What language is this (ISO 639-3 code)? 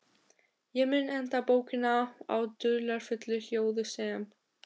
isl